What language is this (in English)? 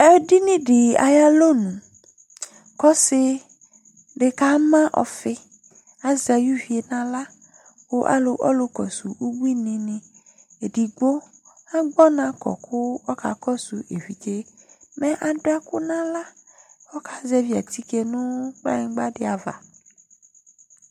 Ikposo